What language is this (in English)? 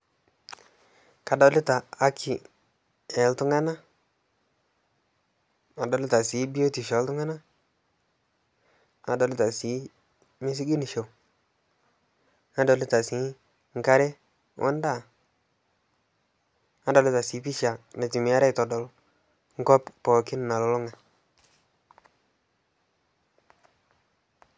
Masai